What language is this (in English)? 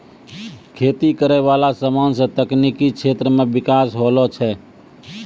Maithili